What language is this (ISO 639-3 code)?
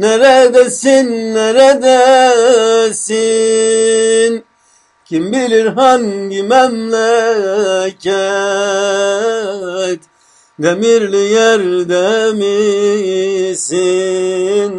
tur